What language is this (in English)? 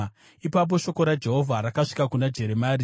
Shona